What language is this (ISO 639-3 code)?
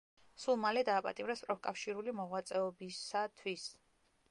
kat